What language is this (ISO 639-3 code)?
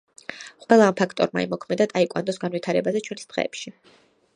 kat